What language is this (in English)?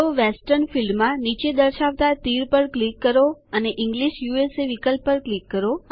Gujarati